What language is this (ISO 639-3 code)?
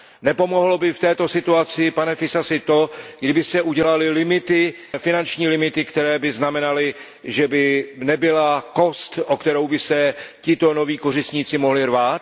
ces